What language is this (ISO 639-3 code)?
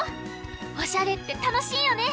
jpn